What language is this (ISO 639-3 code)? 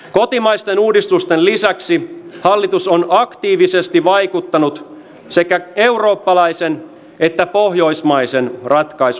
fin